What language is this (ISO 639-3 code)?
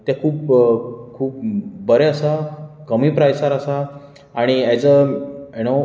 kok